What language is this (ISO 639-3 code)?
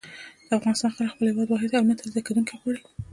pus